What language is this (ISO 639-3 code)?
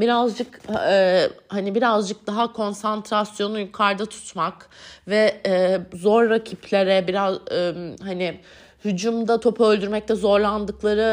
tur